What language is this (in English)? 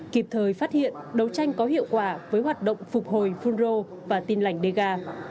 Vietnamese